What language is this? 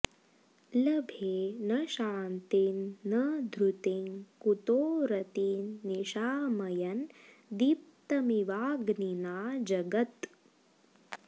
Sanskrit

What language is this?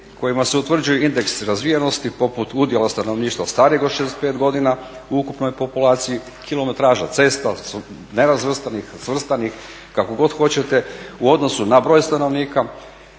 Croatian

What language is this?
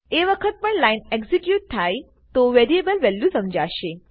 Gujarati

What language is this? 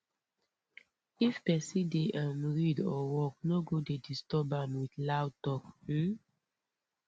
Nigerian Pidgin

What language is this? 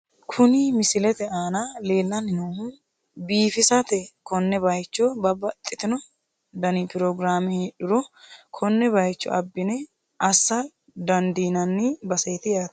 Sidamo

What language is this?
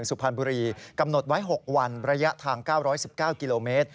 Thai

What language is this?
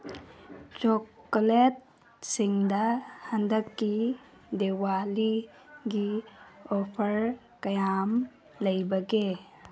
Manipuri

